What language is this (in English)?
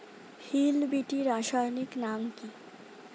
Bangla